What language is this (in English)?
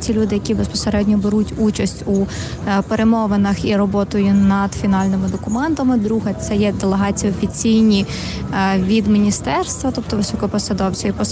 Ukrainian